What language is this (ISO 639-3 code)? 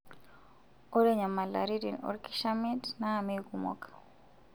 mas